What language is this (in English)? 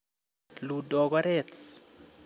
Kalenjin